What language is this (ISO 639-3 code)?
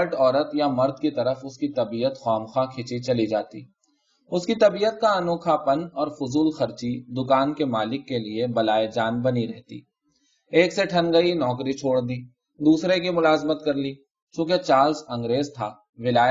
urd